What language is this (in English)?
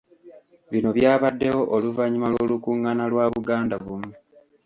Ganda